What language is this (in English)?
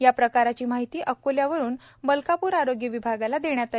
Marathi